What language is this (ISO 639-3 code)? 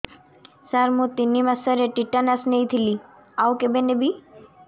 ori